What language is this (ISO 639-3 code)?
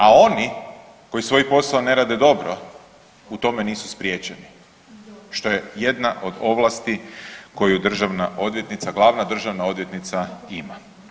hrv